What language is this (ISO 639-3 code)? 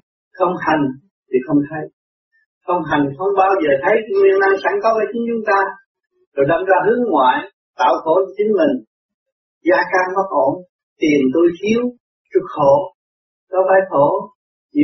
vie